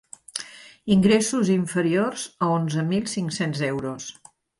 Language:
Catalan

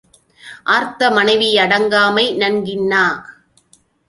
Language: Tamil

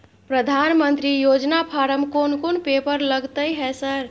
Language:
Maithili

